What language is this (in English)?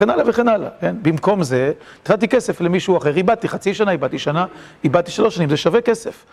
Hebrew